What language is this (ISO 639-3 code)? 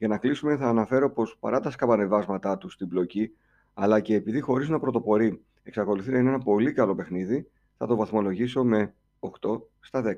ell